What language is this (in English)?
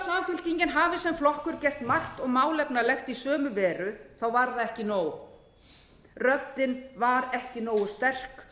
Icelandic